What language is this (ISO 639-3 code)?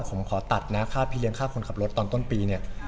tha